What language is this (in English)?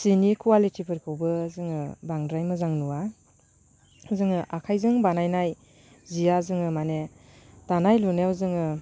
Bodo